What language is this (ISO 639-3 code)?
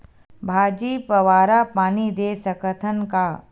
hne